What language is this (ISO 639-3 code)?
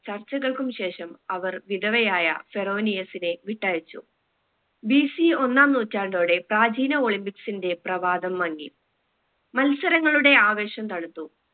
mal